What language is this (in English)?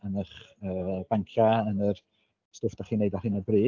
Welsh